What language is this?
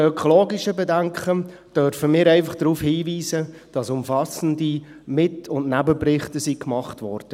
Swiss German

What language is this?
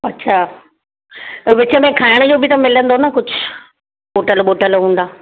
Sindhi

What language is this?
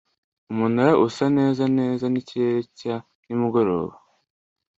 Kinyarwanda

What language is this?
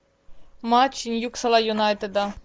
Russian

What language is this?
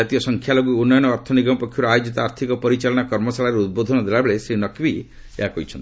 Odia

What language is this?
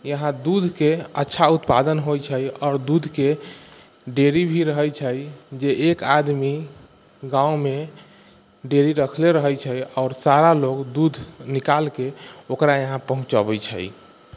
Maithili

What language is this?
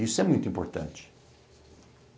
Portuguese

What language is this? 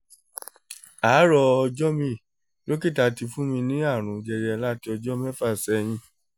Yoruba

